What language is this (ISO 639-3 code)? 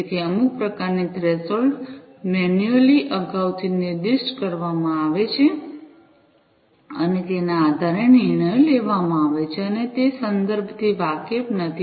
guj